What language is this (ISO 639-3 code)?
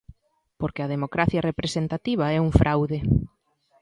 glg